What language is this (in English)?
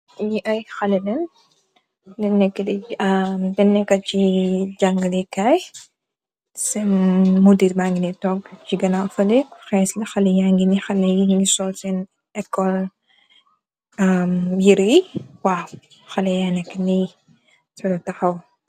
Wolof